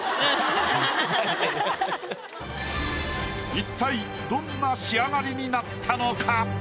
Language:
Japanese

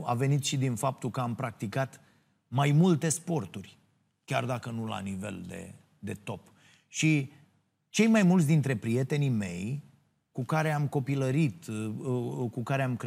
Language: Romanian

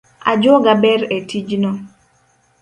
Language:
Luo (Kenya and Tanzania)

